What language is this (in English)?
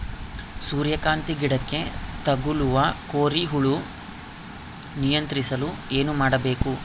Kannada